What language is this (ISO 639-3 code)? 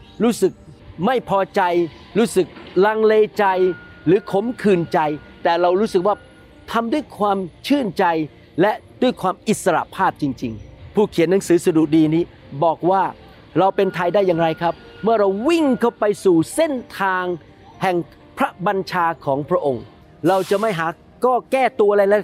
tha